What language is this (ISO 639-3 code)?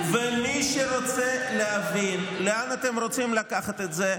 heb